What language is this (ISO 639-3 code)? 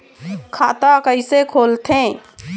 hne